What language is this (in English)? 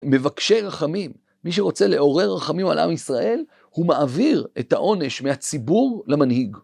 Hebrew